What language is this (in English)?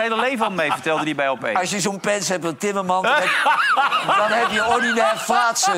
Dutch